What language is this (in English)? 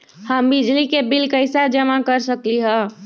Magahi